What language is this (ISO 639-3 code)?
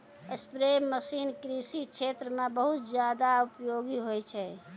mai